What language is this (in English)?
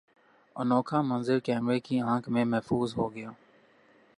Urdu